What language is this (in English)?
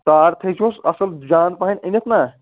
Kashmiri